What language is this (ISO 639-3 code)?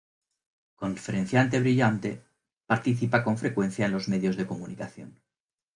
spa